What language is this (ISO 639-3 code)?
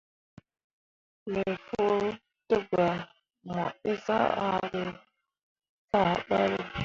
mua